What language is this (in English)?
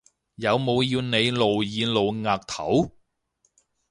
Cantonese